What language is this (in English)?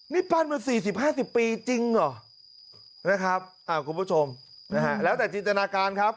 Thai